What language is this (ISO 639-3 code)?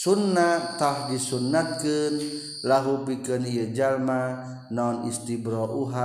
ind